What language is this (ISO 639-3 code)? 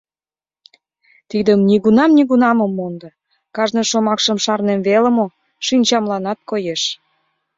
chm